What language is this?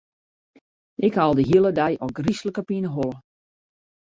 Western Frisian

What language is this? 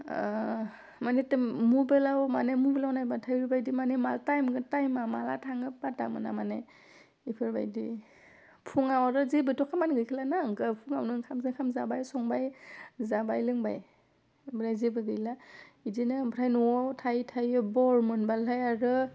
Bodo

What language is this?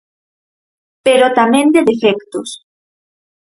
Galician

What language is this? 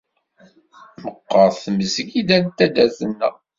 Kabyle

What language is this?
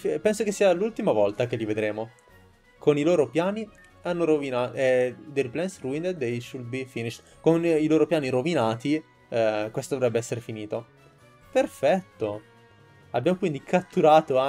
Italian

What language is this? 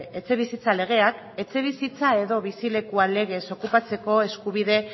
Basque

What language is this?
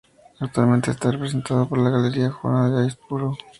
Spanish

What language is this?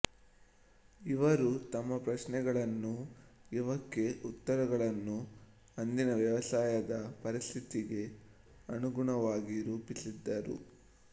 Kannada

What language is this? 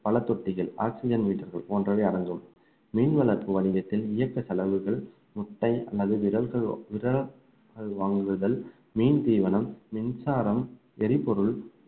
Tamil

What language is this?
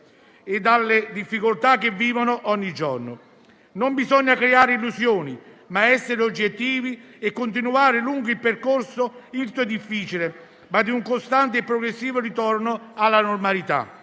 Italian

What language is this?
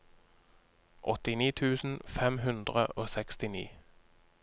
Norwegian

